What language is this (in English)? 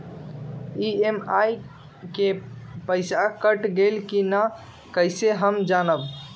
Magahi